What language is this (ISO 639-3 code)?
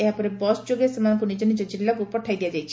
ori